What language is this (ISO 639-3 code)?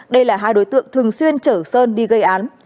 vie